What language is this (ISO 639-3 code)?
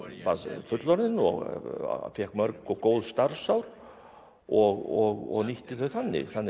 isl